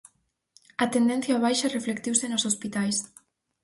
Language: Galician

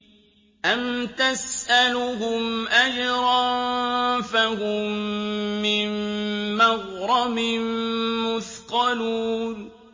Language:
Arabic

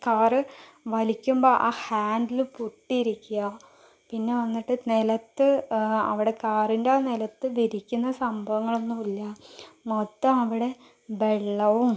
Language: Malayalam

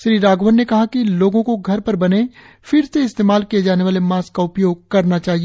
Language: Hindi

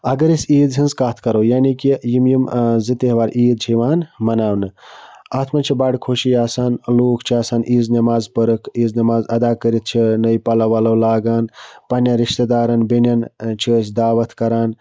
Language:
Kashmiri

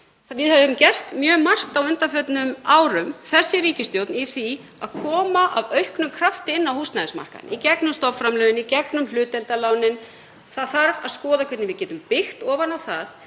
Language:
Icelandic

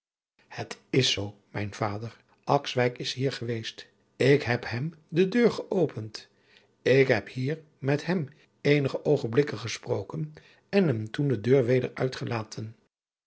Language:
Dutch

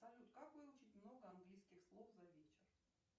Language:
Russian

